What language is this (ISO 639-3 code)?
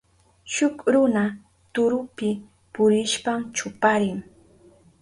qup